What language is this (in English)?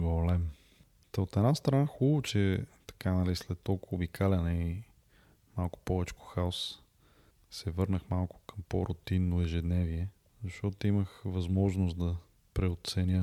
Bulgarian